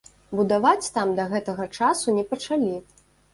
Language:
Belarusian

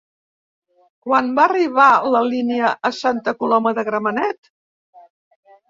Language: Catalan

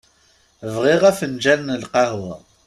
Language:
Kabyle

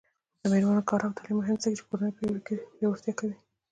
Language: Pashto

